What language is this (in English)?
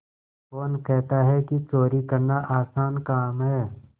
Hindi